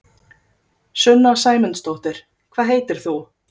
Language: Icelandic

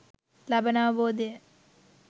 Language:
Sinhala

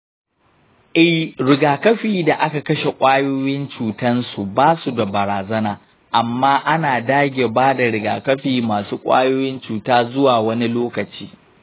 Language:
Hausa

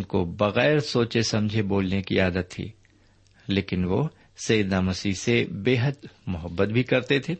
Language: Urdu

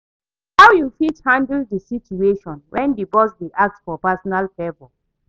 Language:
Nigerian Pidgin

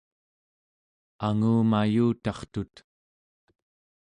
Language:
Central Yupik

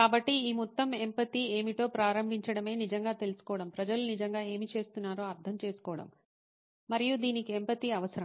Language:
Telugu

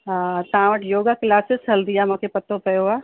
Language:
Sindhi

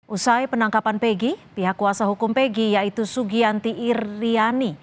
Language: Indonesian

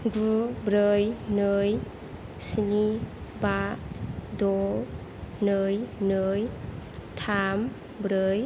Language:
Bodo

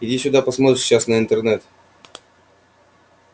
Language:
Russian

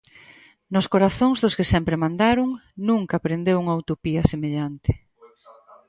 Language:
Galician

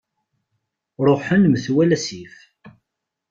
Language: Kabyle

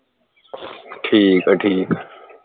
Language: Punjabi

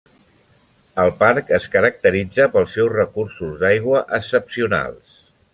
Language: Catalan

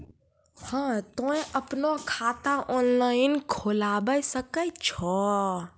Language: Maithili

